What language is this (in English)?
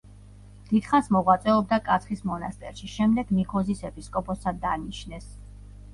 Georgian